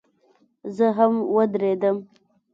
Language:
Pashto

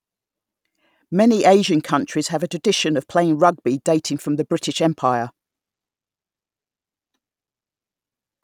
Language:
English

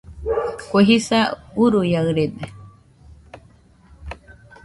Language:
Nüpode Huitoto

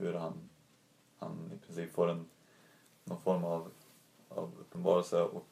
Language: Swedish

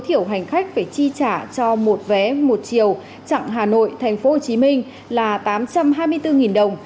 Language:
Vietnamese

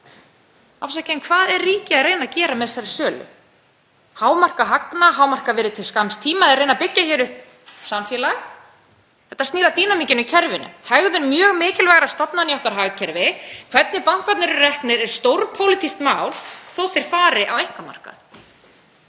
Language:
Icelandic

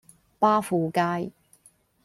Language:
Cantonese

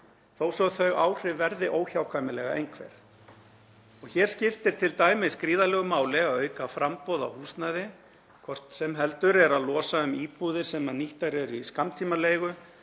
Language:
Icelandic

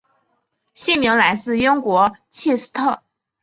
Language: Chinese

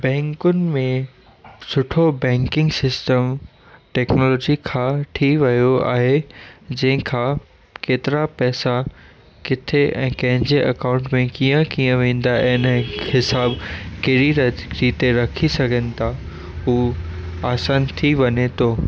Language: Sindhi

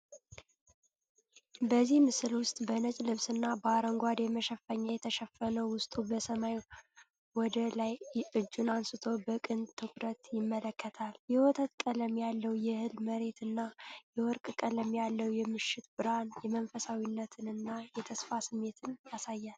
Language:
Amharic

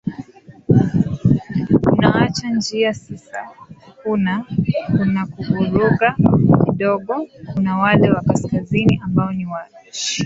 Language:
Swahili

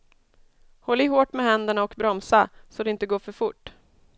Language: Swedish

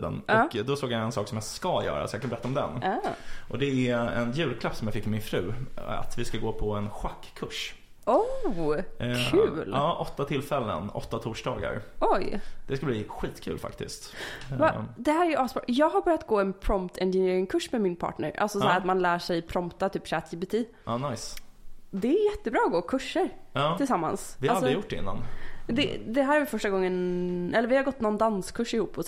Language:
Swedish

